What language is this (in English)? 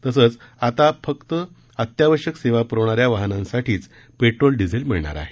Marathi